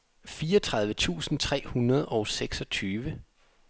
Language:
Danish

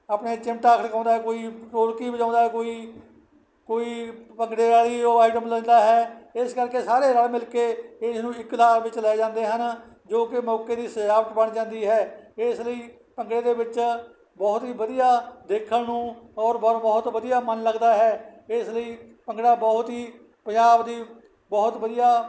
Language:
Punjabi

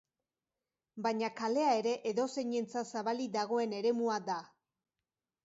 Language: Basque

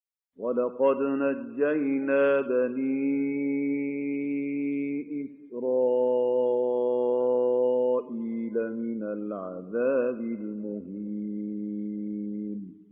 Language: Arabic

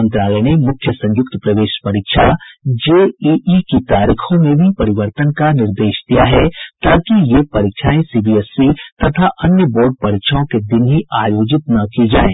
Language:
Hindi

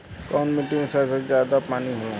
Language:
Bhojpuri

